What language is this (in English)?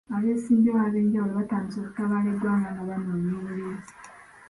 Ganda